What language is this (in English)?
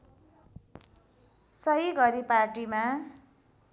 Nepali